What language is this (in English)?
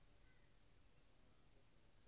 Kannada